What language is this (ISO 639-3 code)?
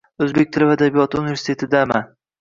uzb